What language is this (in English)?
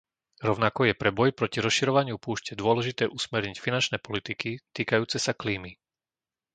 Slovak